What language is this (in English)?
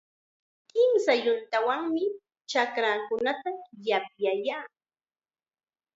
Chiquián Ancash Quechua